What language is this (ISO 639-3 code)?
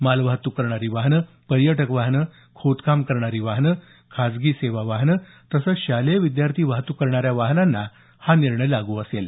mar